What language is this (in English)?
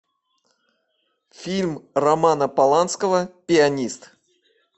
Russian